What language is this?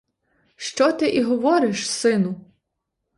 Ukrainian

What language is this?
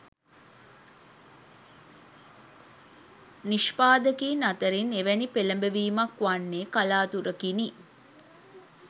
Sinhala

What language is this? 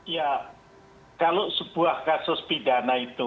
Indonesian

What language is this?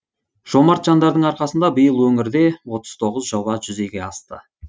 Kazakh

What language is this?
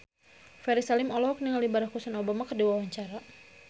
Sundanese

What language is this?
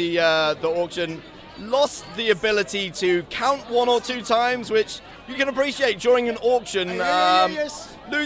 English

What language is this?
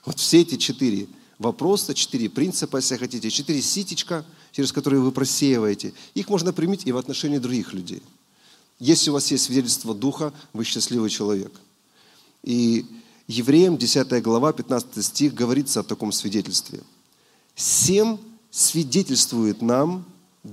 Russian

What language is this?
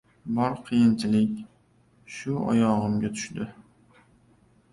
Uzbek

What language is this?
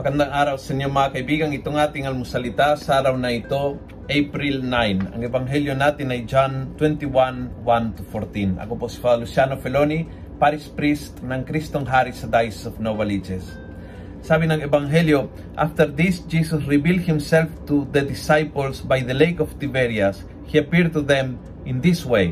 Filipino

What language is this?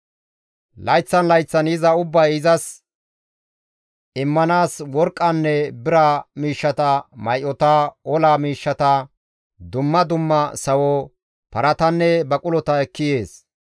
Gamo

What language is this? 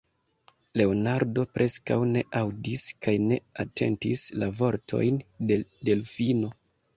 Esperanto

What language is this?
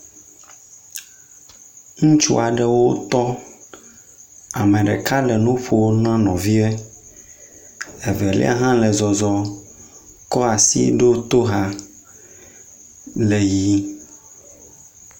Ewe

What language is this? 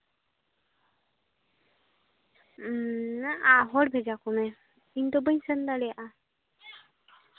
Santali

